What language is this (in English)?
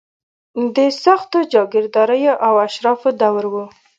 Pashto